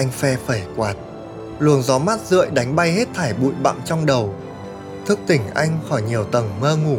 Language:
Vietnamese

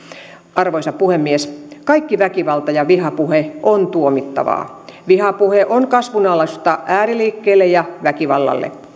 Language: Finnish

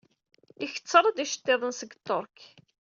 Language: Kabyle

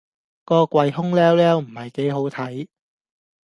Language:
Cantonese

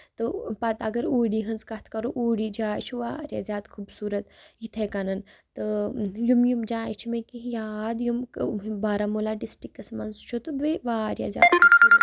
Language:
Kashmiri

